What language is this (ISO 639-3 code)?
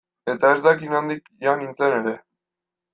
eus